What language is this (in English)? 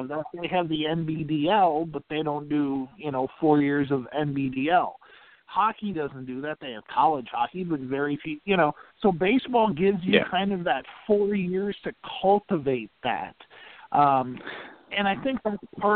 English